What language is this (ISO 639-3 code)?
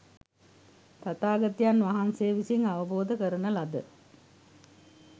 sin